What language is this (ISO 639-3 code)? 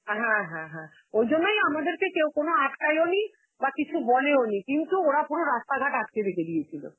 ben